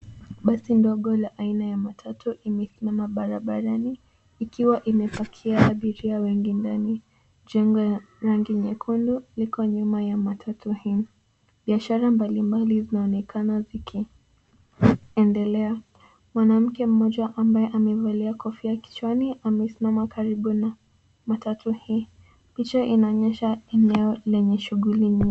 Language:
Swahili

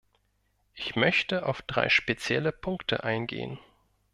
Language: German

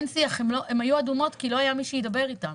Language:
Hebrew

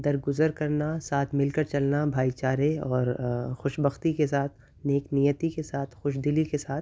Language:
Urdu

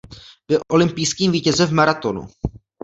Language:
Czech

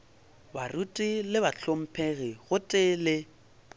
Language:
Northern Sotho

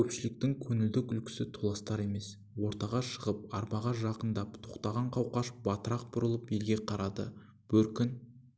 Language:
Kazakh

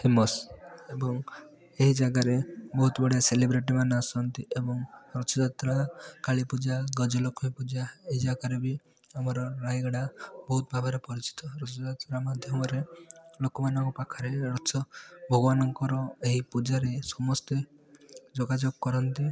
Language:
Odia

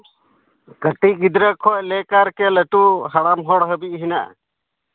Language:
Santali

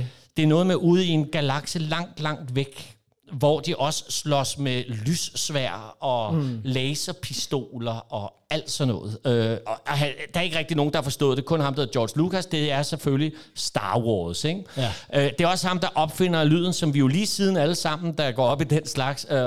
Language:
Danish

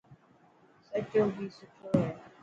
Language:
Dhatki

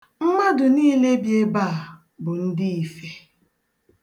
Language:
Igbo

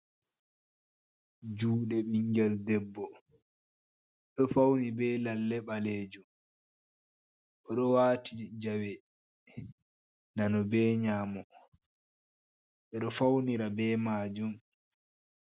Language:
Fula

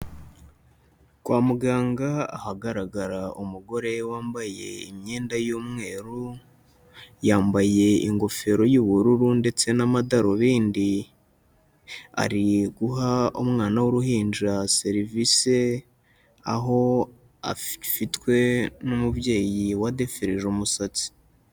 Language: Kinyarwanda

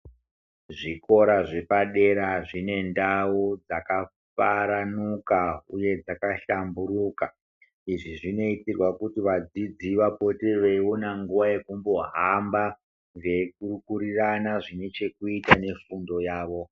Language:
Ndau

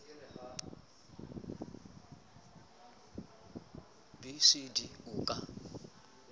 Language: Southern Sotho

